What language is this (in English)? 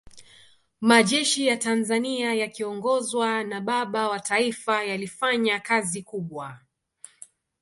Swahili